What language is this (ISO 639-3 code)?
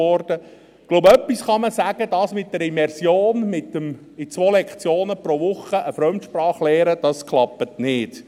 gsw